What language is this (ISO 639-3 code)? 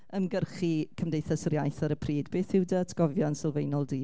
cym